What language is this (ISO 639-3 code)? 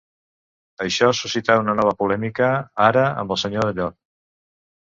cat